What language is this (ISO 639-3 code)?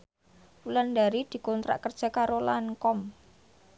jav